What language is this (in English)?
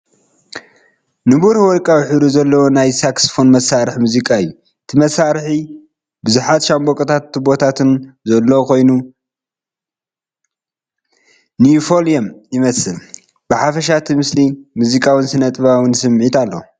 Tigrinya